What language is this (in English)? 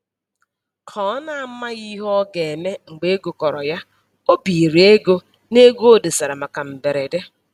Igbo